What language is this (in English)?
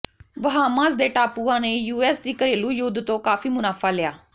Punjabi